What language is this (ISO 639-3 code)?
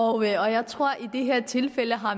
dan